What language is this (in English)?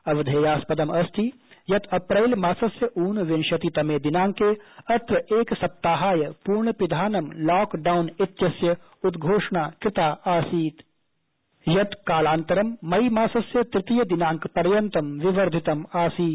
Sanskrit